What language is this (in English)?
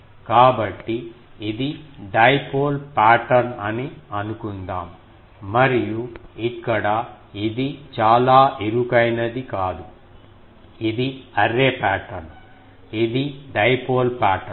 Telugu